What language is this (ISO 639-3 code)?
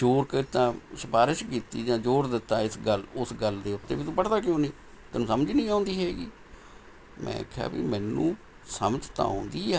pan